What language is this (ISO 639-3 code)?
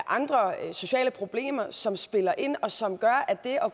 dan